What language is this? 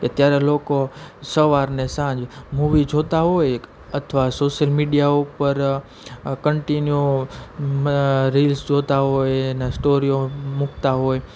Gujarati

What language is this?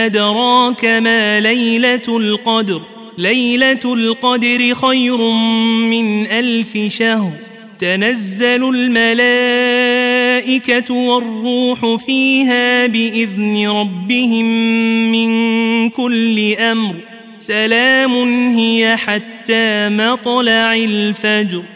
Arabic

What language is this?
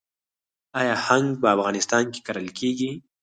Pashto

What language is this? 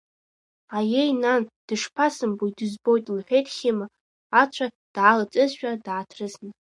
Abkhazian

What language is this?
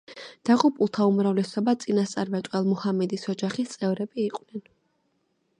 Georgian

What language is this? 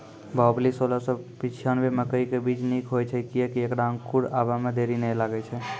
Maithili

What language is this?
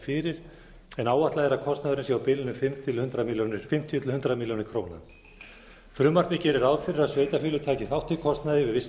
Icelandic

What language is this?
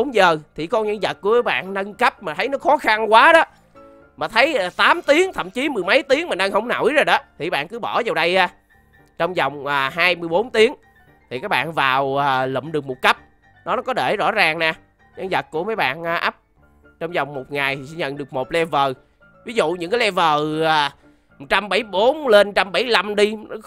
Vietnamese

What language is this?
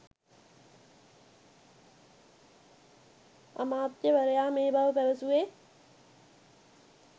Sinhala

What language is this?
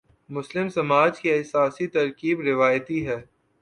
Urdu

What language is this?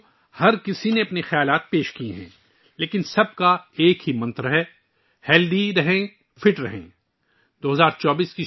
Urdu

